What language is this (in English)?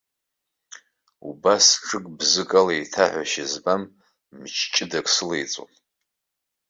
Abkhazian